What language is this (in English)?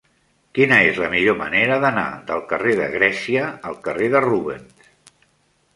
Catalan